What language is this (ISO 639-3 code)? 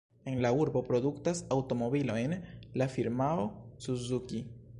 epo